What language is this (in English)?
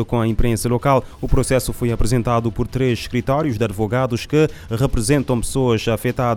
Portuguese